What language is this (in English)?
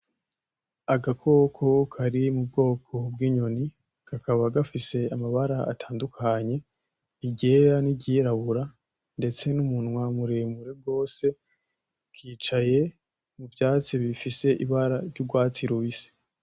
Rundi